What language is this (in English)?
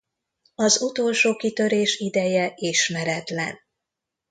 Hungarian